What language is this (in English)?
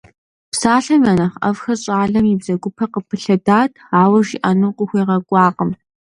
Kabardian